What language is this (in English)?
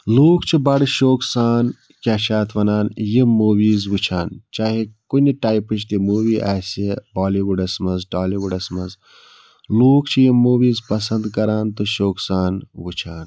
Kashmiri